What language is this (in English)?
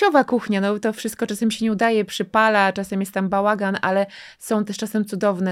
Polish